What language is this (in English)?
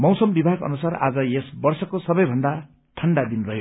Nepali